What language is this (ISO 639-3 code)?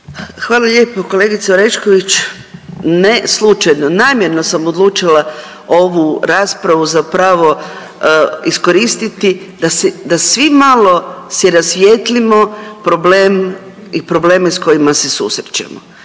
hrv